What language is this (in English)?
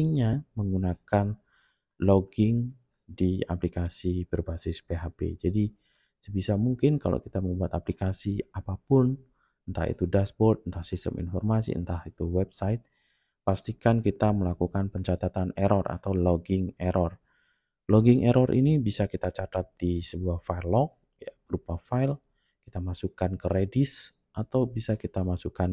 Indonesian